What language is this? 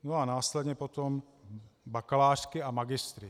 Czech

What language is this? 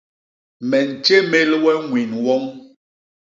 Basaa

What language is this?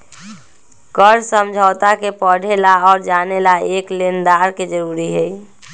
Magahi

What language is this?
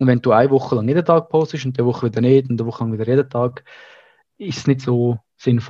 German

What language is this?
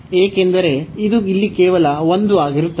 Kannada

